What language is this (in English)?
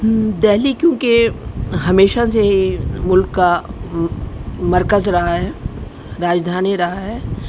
Urdu